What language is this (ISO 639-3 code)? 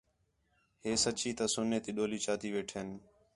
xhe